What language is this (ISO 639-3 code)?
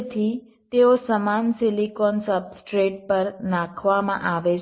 guj